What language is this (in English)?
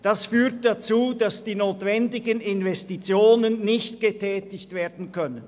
Swiss German